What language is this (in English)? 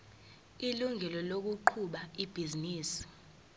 Zulu